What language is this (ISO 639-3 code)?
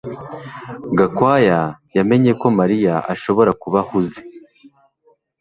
kin